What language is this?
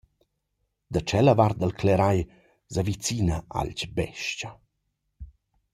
Romansh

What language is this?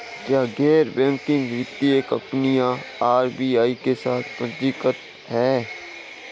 Hindi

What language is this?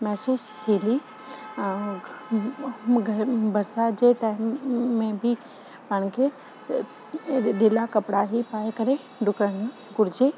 Sindhi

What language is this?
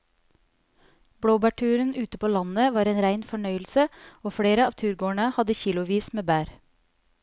Norwegian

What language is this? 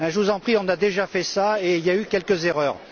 French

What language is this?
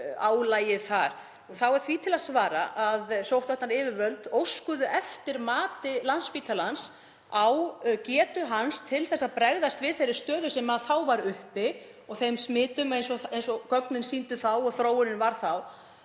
Icelandic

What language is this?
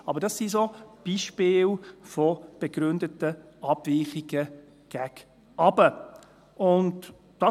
Swiss German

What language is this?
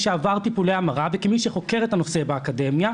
Hebrew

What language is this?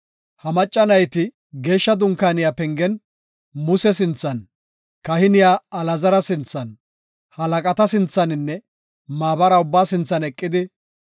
Gofa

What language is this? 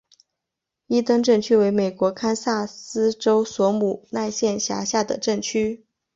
Chinese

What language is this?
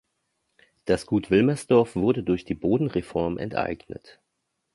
German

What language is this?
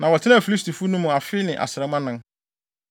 Akan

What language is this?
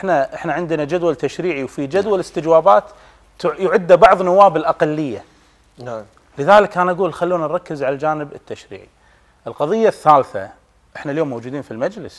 Arabic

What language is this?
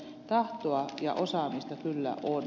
Finnish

